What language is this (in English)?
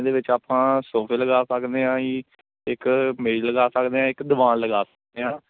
Punjabi